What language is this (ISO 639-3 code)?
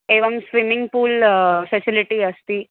san